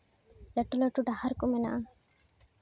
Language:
Santali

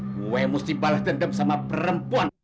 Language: Indonesian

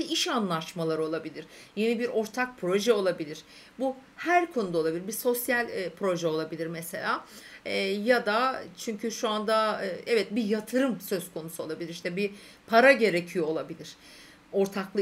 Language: Turkish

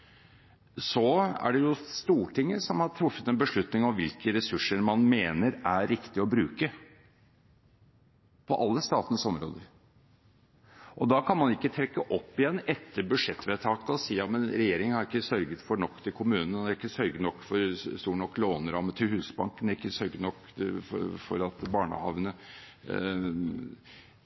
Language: Norwegian Bokmål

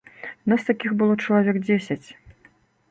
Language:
Belarusian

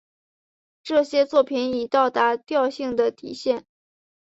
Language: Chinese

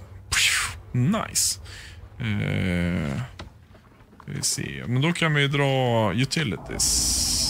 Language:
Swedish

